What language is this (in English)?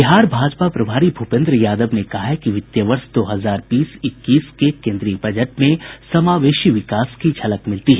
Hindi